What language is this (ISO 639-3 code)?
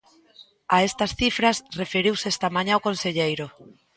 glg